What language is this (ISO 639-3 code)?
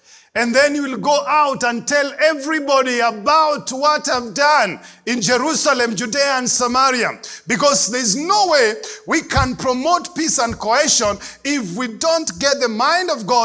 eng